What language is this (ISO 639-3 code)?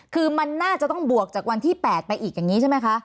tha